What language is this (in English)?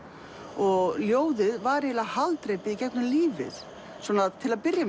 Icelandic